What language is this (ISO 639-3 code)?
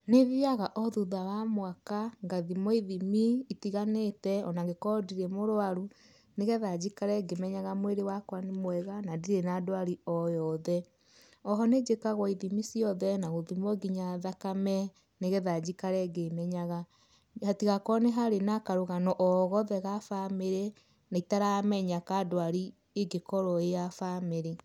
kik